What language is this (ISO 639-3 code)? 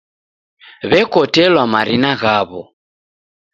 dav